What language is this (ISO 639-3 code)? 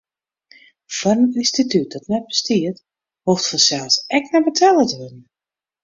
fry